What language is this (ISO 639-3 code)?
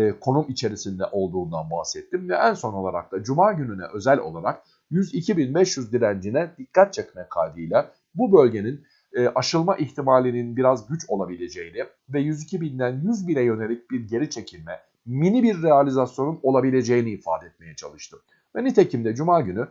tur